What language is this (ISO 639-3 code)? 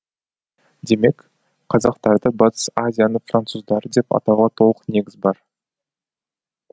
kaz